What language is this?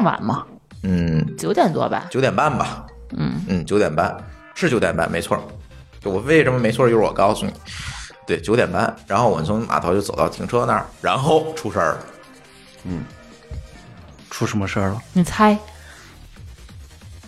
Chinese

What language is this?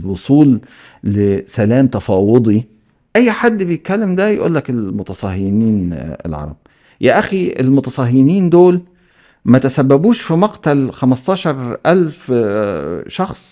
Arabic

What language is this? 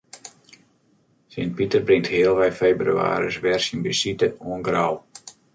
Western Frisian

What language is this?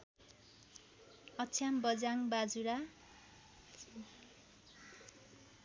Nepali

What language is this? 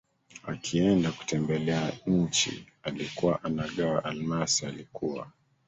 Swahili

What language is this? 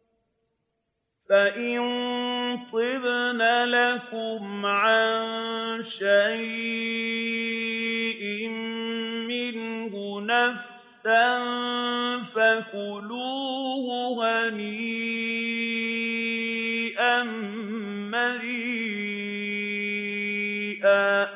Arabic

